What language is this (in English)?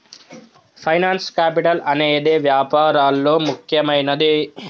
Telugu